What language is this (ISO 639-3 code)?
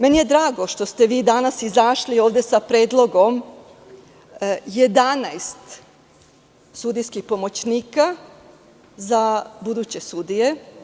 srp